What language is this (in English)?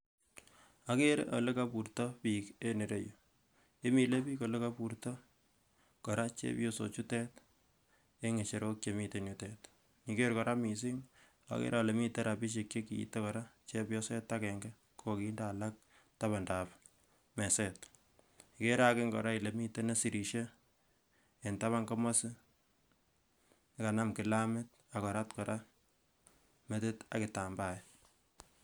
Kalenjin